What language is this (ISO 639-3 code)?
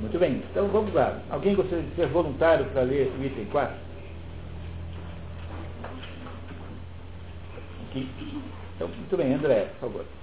por